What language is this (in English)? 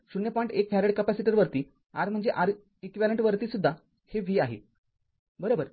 Marathi